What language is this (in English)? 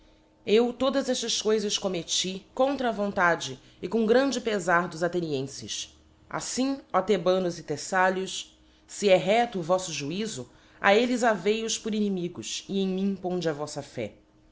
Portuguese